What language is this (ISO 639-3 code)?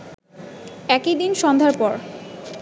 ben